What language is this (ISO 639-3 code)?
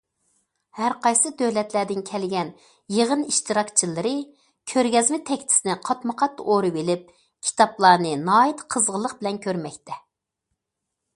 uig